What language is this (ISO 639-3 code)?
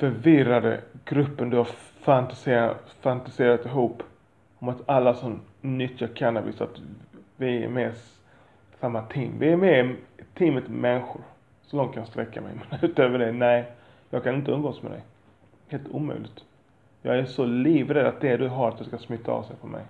swe